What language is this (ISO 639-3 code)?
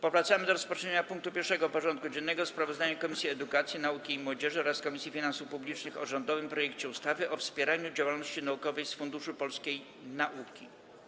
pol